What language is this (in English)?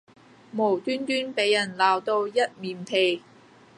Cantonese